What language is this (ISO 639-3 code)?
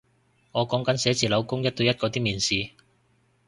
yue